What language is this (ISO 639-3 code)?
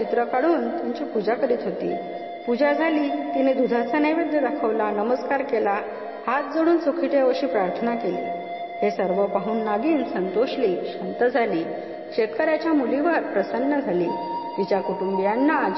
mar